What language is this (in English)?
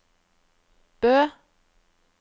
Norwegian